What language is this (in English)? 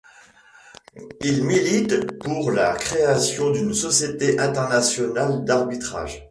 French